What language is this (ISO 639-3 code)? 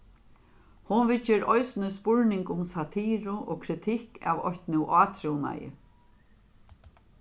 fao